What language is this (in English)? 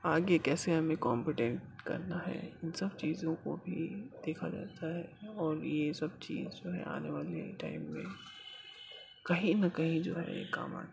Urdu